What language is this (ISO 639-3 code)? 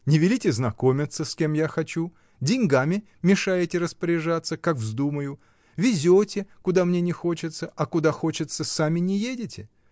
rus